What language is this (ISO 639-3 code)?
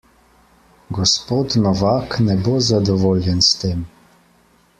slv